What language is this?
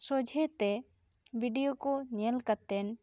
Santali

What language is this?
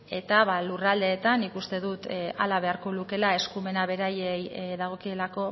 Basque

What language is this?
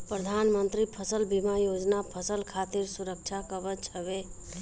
Bhojpuri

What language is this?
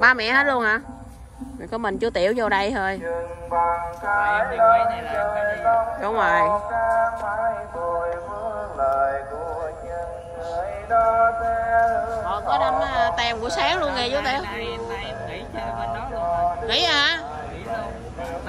Vietnamese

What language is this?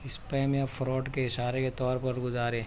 Urdu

